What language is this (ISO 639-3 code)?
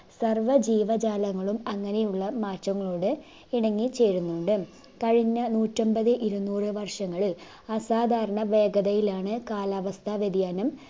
mal